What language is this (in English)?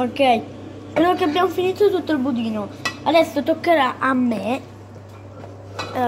Italian